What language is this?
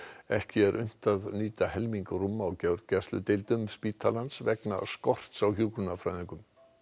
Icelandic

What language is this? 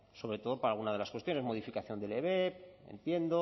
Spanish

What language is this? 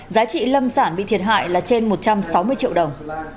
Vietnamese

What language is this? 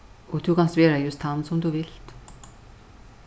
Faroese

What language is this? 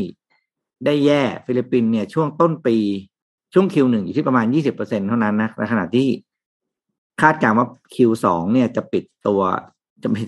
Thai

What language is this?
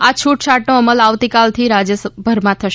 Gujarati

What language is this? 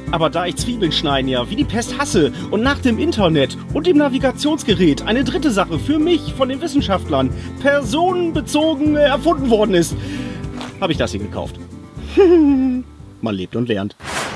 German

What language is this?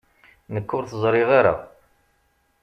Kabyle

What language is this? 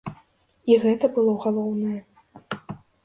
Belarusian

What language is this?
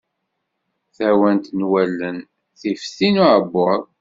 Kabyle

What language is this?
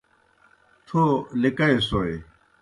Kohistani Shina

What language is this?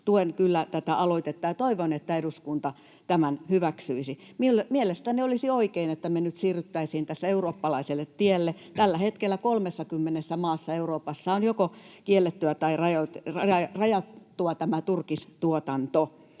Finnish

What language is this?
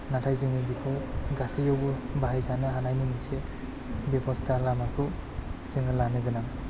Bodo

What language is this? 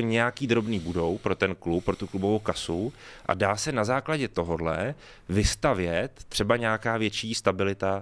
Czech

